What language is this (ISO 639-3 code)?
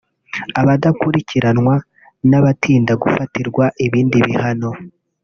kin